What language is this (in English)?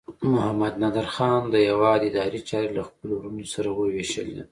Pashto